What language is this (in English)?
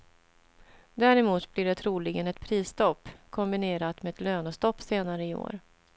Swedish